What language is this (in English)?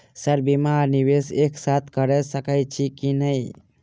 Maithili